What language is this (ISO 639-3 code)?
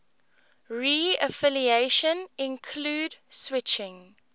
eng